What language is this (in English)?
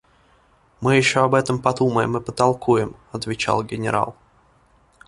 Russian